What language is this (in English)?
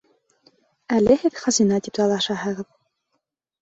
Bashkir